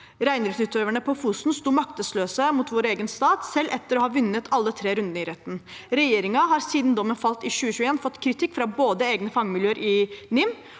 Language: Norwegian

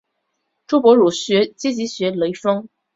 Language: Chinese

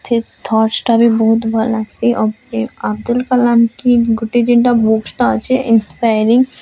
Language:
Odia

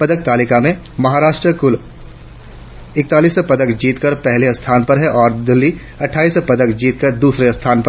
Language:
Hindi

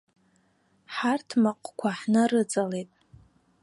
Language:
Abkhazian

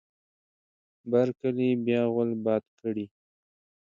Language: Pashto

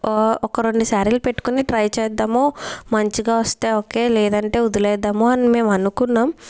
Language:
Telugu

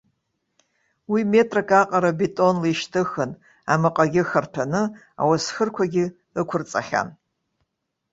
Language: Abkhazian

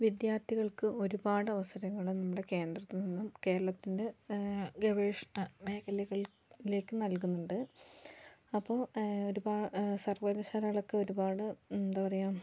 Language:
Malayalam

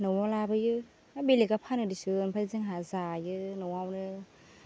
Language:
Bodo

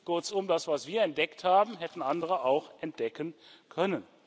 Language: German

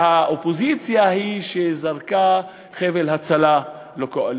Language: Hebrew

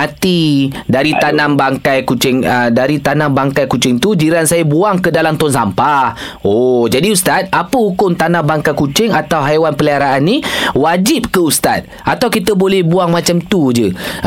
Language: Malay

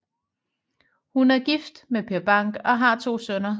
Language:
Danish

